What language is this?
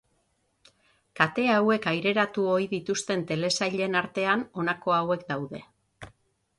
Basque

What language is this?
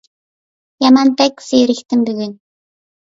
Uyghur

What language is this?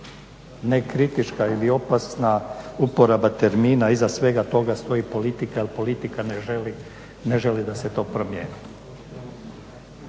Croatian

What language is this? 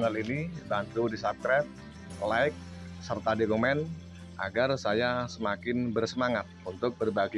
Indonesian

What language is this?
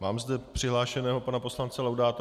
Czech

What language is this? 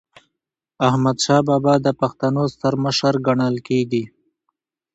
Pashto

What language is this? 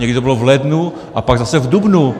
Czech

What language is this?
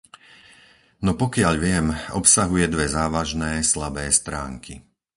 Slovak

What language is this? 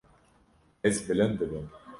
Kurdish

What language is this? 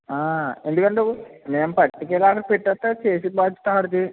Telugu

